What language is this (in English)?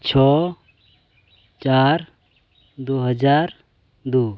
Santali